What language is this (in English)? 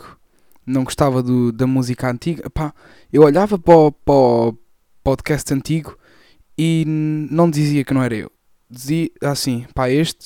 Portuguese